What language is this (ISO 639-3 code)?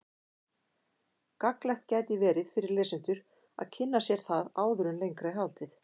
isl